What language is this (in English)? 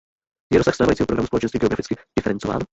Czech